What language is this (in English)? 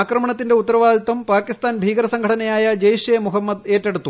Malayalam